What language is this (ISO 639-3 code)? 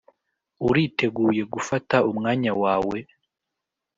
kin